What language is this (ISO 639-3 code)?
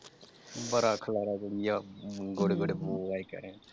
pan